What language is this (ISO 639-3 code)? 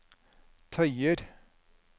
nor